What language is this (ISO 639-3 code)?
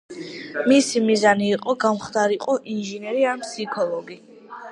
kat